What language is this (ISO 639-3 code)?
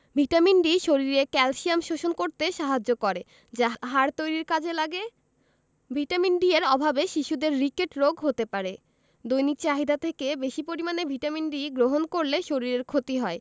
ben